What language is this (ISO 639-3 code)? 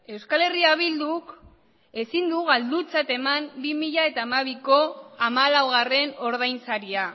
eus